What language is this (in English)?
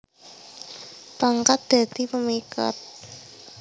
Javanese